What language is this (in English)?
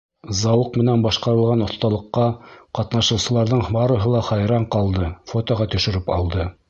Bashkir